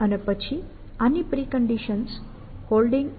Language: Gujarati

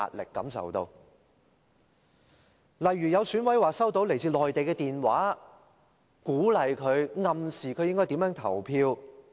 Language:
Cantonese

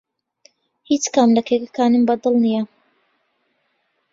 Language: Central Kurdish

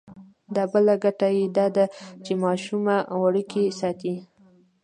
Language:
Pashto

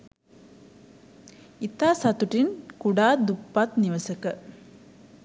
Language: Sinhala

